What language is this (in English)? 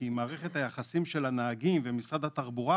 Hebrew